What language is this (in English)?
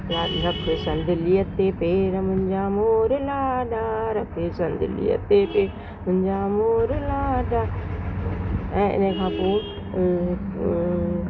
Sindhi